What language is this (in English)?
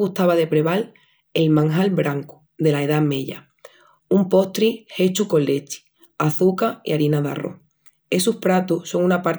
Extremaduran